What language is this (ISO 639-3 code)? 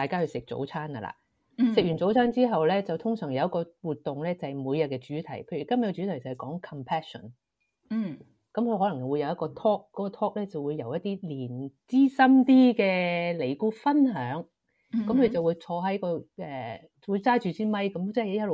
zho